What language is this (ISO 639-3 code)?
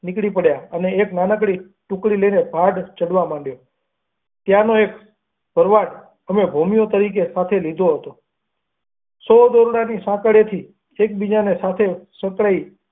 guj